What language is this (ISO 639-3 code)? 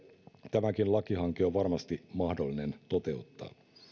fin